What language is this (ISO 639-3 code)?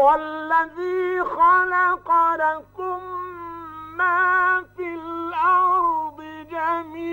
ara